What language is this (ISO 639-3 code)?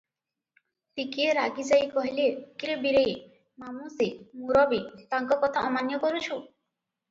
ori